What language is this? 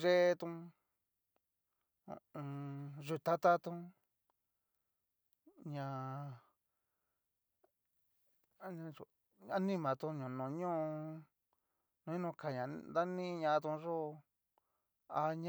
Cacaloxtepec Mixtec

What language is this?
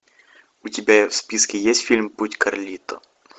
Russian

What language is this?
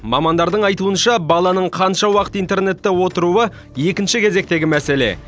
Kazakh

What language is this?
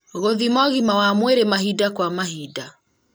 Kikuyu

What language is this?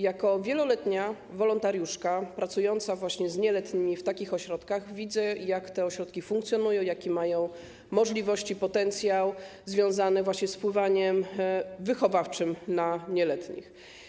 Polish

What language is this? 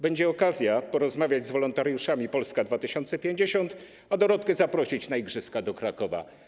Polish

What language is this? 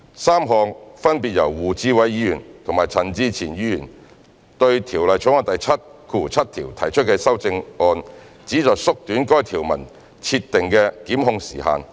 Cantonese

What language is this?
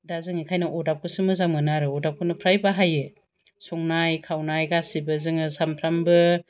Bodo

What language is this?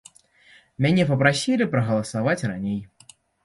Belarusian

